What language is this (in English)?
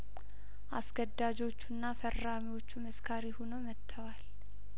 Amharic